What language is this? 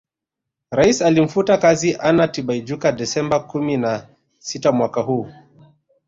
Swahili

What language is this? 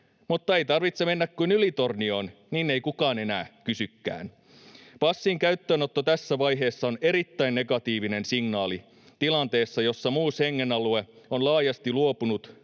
Finnish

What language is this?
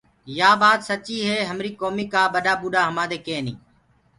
Gurgula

